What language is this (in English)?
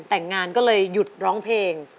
Thai